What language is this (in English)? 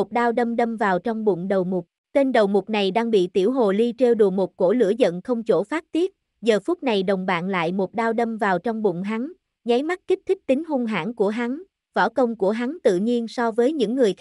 Vietnamese